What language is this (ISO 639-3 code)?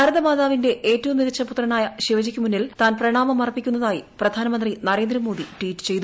mal